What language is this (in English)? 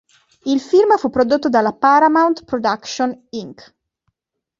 Italian